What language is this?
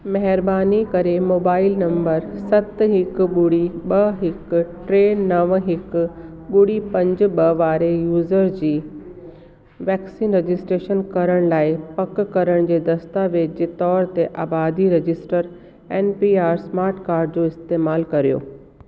Sindhi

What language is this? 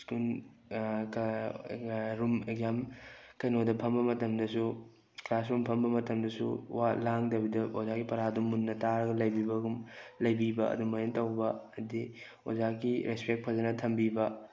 Manipuri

